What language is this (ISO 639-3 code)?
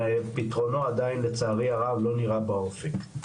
heb